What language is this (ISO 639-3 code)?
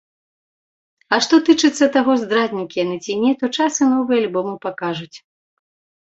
bel